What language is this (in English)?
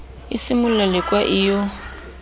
Southern Sotho